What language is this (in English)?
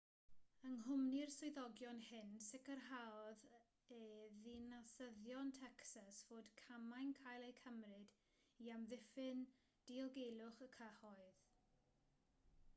Welsh